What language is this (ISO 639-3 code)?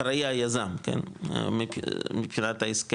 heb